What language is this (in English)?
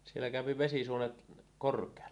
Finnish